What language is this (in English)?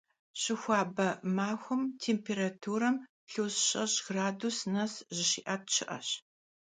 Kabardian